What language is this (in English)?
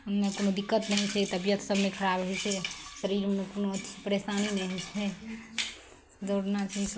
Maithili